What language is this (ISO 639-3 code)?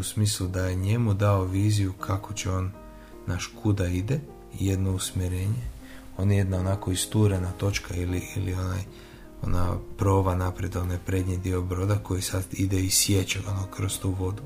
hrv